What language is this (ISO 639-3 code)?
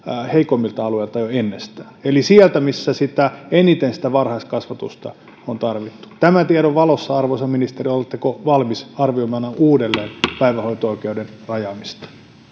fin